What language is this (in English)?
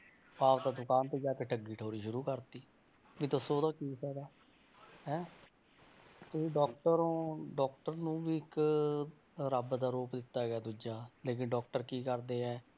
Punjabi